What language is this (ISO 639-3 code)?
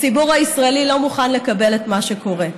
heb